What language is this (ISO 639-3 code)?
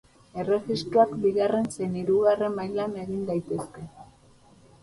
eus